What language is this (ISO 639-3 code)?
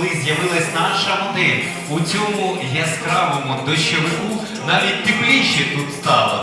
ukr